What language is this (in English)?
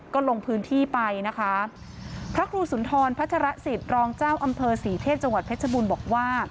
Thai